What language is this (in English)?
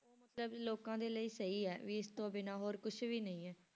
Punjabi